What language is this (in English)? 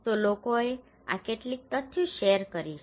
Gujarati